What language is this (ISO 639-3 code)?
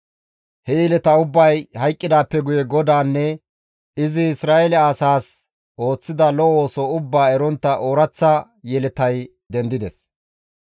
gmv